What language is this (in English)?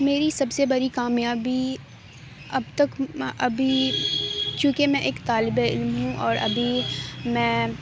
Urdu